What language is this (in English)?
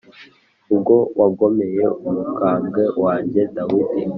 Kinyarwanda